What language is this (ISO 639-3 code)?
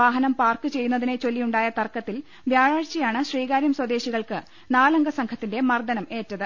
mal